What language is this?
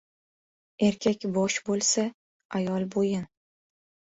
Uzbek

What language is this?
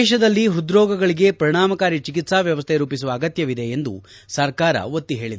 Kannada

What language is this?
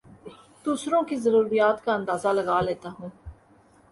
Urdu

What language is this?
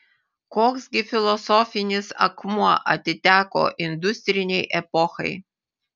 Lithuanian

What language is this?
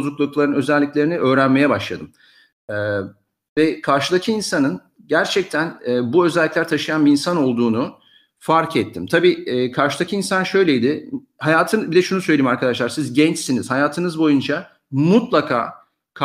Turkish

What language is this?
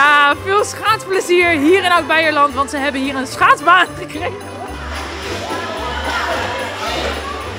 Dutch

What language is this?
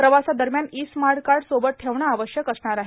Marathi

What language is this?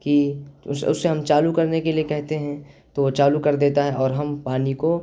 Urdu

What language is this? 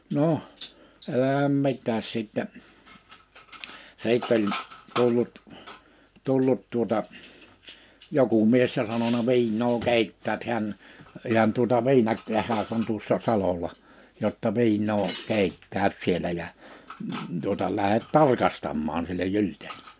Finnish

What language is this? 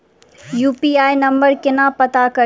Maithili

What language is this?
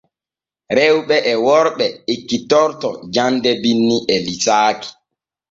Borgu Fulfulde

